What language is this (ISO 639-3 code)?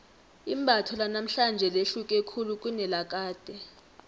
nbl